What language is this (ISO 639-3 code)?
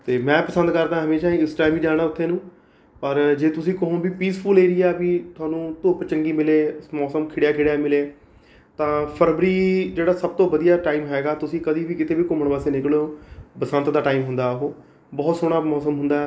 pan